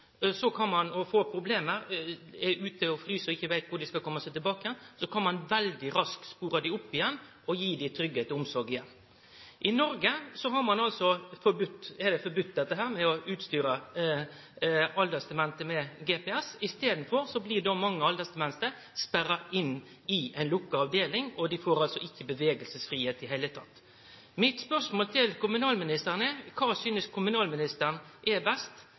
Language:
Norwegian Nynorsk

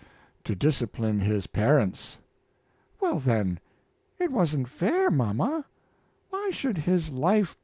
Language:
English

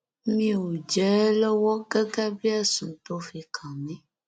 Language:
Yoruba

